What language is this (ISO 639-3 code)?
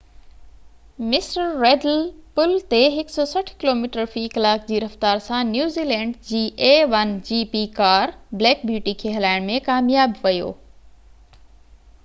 snd